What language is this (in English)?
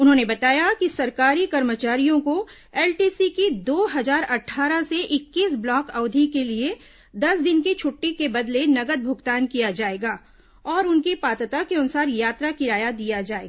Hindi